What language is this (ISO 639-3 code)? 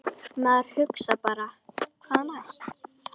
isl